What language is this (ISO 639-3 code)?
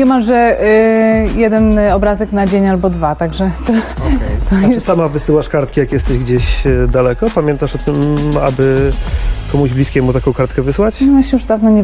pol